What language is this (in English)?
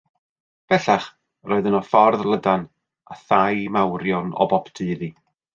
Welsh